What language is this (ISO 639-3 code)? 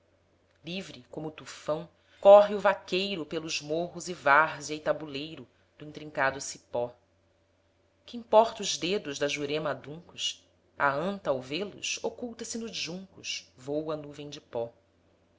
por